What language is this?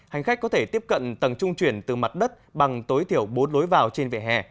Vietnamese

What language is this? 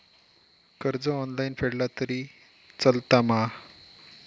Marathi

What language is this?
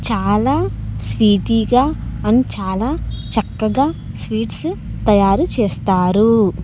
Telugu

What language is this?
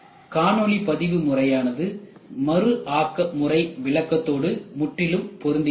Tamil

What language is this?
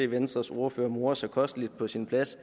Danish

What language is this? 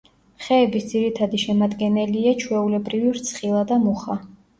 Georgian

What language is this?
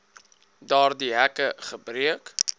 Afrikaans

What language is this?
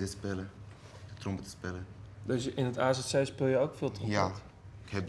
Dutch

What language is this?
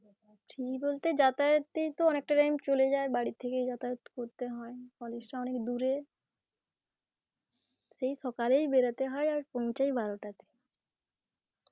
Bangla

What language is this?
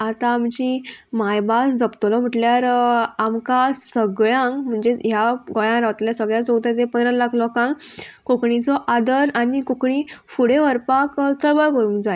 Konkani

